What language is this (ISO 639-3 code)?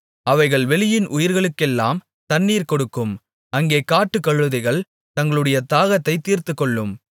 tam